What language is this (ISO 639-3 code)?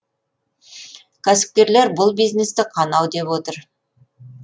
kaz